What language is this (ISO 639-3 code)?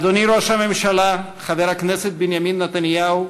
heb